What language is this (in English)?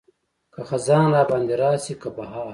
Pashto